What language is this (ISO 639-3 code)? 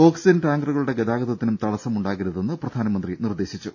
mal